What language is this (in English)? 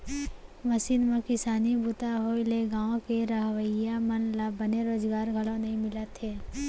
Chhattisgarhi